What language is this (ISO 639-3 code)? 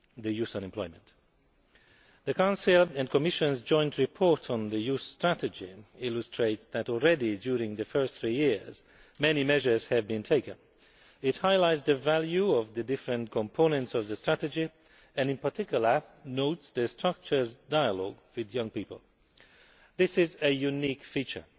eng